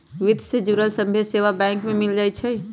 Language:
Magahi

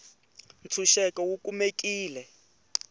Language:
Tsonga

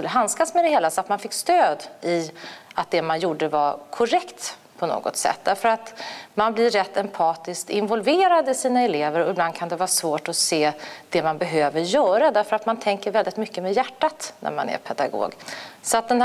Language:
Swedish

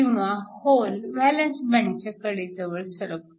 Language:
Marathi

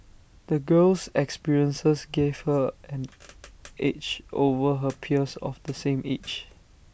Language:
English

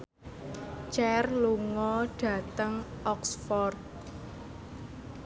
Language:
Javanese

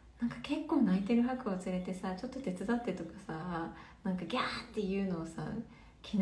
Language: Japanese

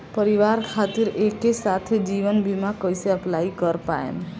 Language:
Bhojpuri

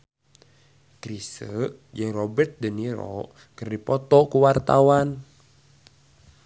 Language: Sundanese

